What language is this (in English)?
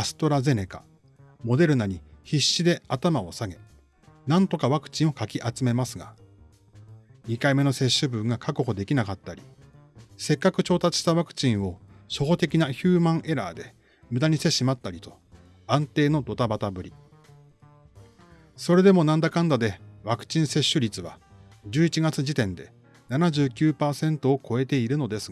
Japanese